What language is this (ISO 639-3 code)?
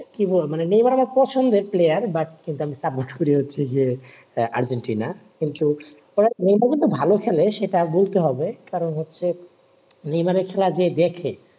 ben